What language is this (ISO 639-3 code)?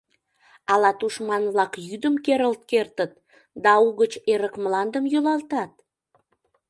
chm